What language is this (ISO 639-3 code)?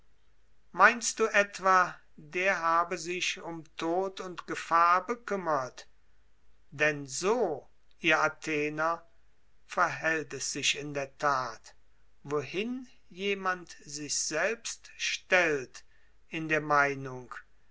deu